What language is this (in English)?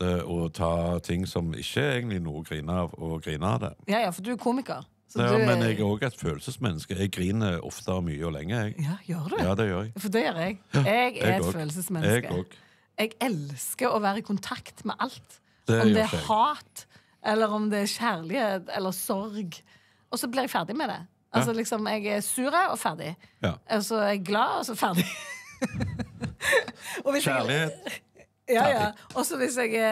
Norwegian